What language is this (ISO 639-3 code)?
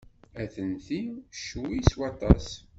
kab